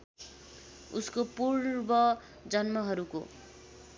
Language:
Nepali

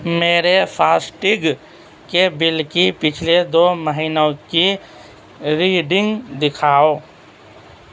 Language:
Urdu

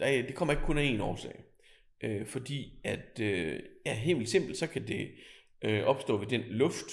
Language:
Danish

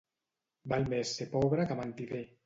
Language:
Catalan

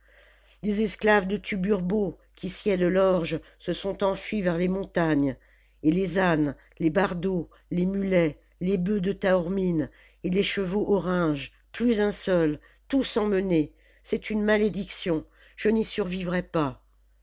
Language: French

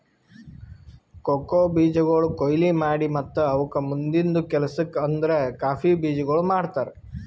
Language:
Kannada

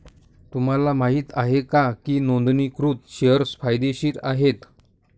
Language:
Marathi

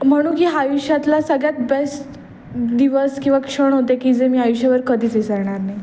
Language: Marathi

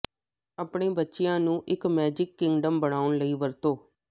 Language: Punjabi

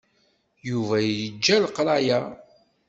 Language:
Kabyle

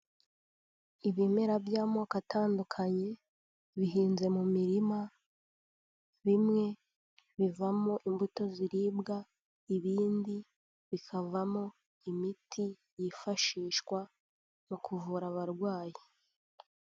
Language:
Kinyarwanda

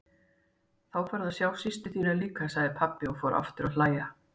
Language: Icelandic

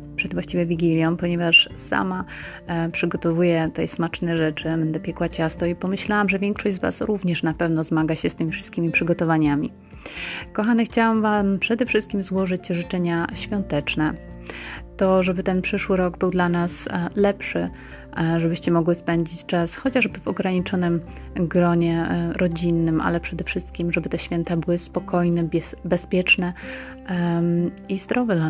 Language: Polish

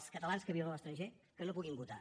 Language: Catalan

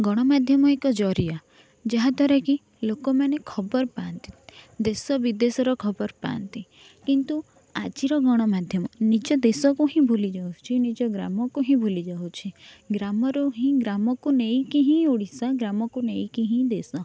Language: Odia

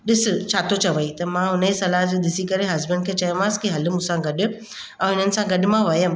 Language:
Sindhi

